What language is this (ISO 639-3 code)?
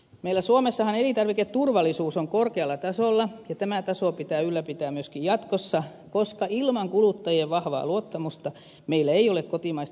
fin